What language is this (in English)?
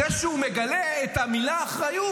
Hebrew